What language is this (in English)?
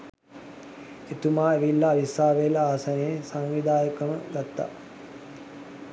Sinhala